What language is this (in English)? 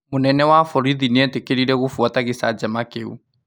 Kikuyu